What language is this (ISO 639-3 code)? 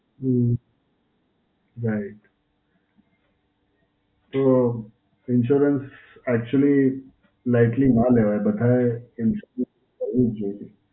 guj